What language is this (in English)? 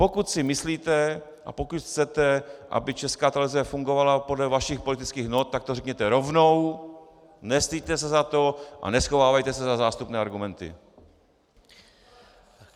Czech